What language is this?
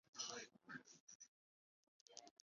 Chinese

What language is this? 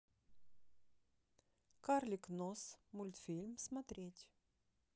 Russian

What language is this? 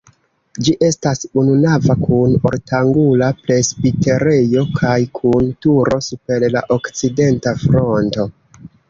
Esperanto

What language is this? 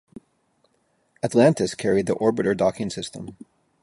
English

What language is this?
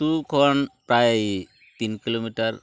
Santali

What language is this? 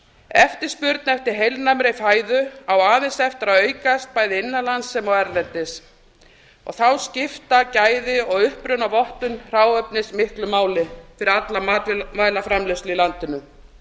Icelandic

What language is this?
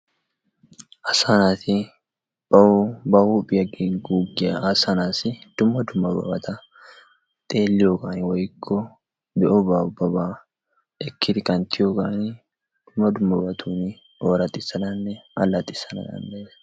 Wolaytta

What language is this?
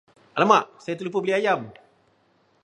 Malay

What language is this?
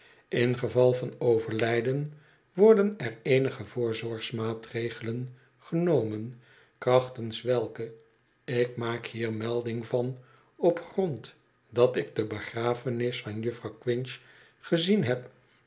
Dutch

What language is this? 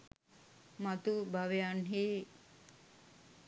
Sinhala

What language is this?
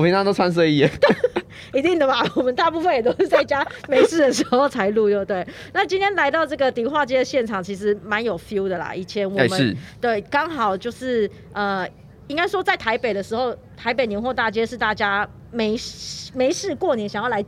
Chinese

